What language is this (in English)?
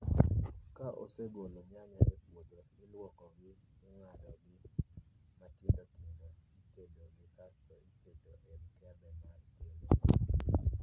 Luo (Kenya and Tanzania)